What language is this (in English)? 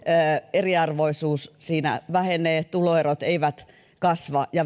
Finnish